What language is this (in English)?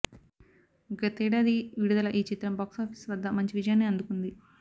Telugu